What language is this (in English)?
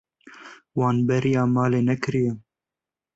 Kurdish